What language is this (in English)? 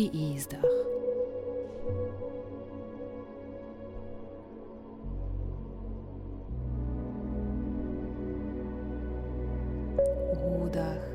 Croatian